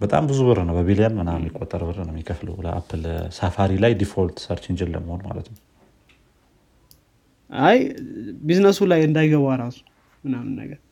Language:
Amharic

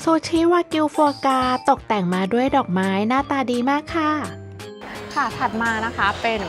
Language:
Thai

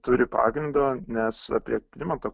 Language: Lithuanian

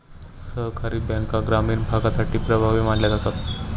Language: Marathi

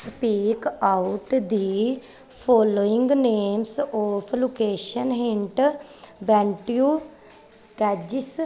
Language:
Punjabi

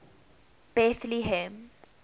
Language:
English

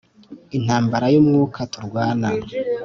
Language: Kinyarwanda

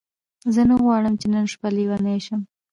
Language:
Pashto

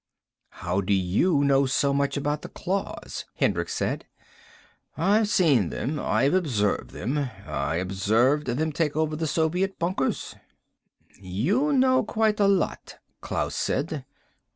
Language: English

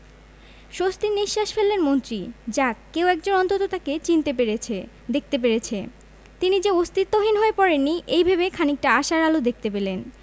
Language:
Bangla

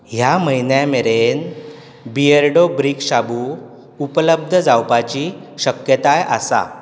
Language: Konkani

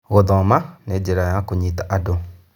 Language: Kikuyu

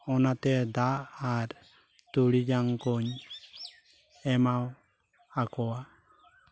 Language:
Santali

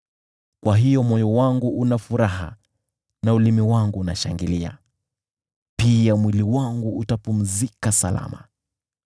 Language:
Swahili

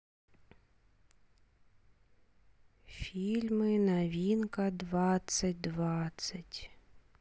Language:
Russian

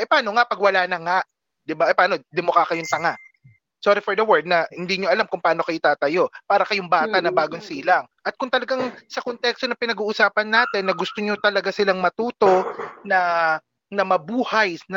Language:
Filipino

